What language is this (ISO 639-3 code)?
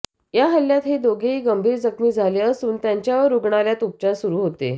mar